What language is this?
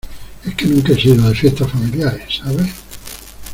Spanish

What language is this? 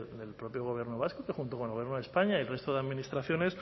Spanish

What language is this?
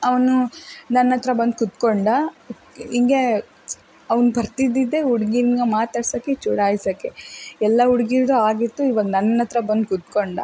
Kannada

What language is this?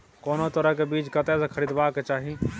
Maithili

